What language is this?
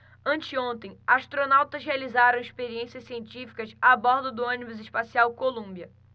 Portuguese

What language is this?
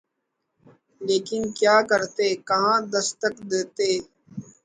Urdu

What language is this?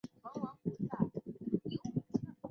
Chinese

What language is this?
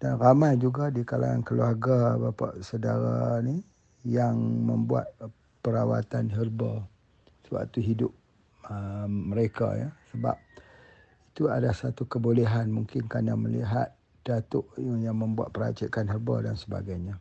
Malay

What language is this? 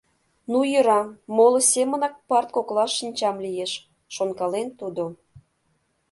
Mari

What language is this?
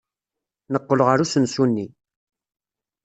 Kabyle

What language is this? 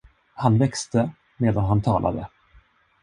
Swedish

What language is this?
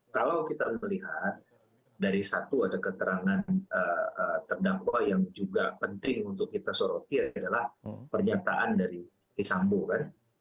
Indonesian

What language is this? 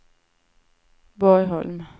Swedish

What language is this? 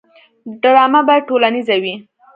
Pashto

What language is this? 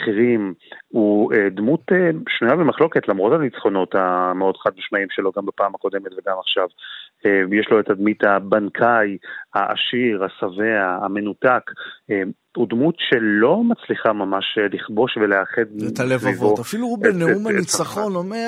Hebrew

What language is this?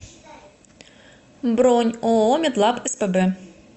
Russian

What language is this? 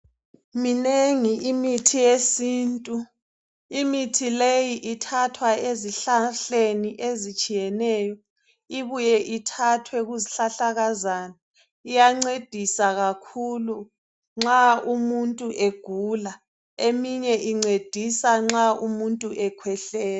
North Ndebele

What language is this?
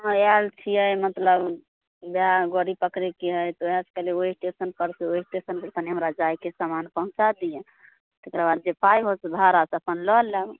Maithili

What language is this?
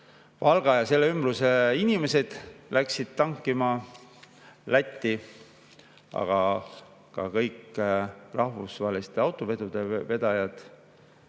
Estonian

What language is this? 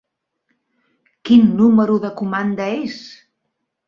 Catalan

